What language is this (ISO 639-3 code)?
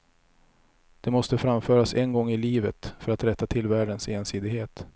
swe